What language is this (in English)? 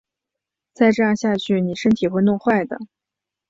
Chinese